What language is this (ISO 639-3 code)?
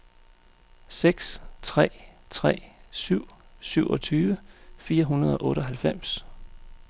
dan